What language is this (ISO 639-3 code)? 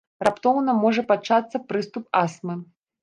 bel